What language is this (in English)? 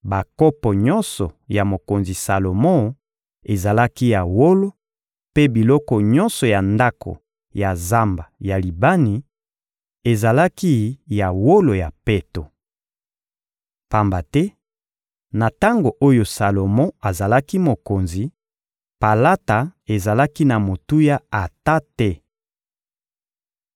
Lingala